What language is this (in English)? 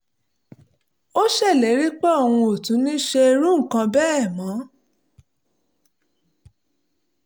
Yoruba